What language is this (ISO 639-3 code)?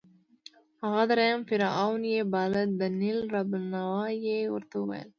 pus